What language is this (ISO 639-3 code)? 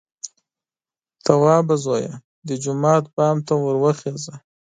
pus